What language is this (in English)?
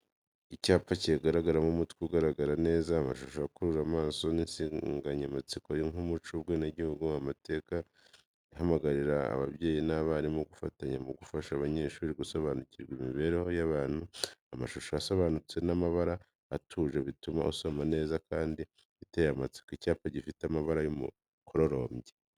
Kinyarwanda